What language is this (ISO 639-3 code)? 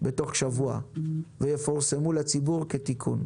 heb